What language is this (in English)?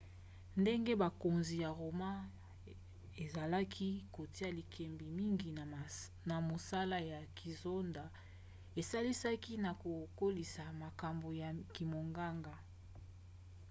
Lingala